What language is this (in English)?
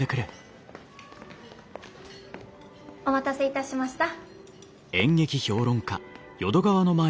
Japanese